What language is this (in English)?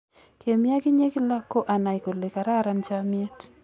Kalenjin